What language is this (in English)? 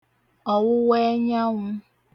Igbo